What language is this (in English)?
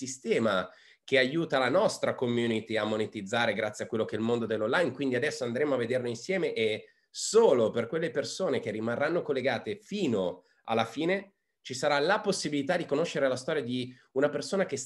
Italian